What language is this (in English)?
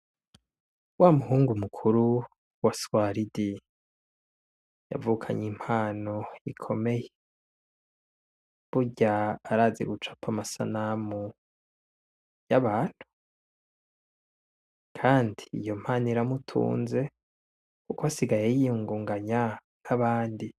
Rundi